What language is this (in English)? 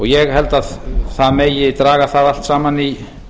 Icelandic